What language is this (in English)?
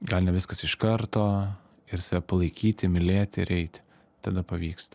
Lithuanian